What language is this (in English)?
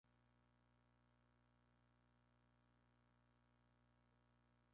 Spanish